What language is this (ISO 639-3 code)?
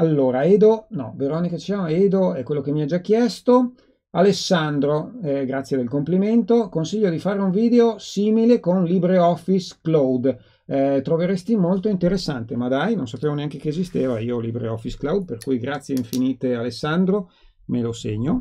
ita